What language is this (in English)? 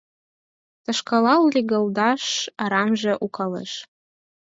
Mari